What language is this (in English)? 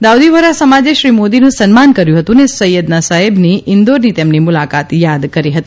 Gujarati